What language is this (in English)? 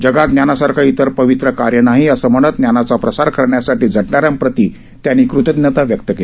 Marathi